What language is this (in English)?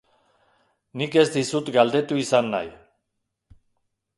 Basque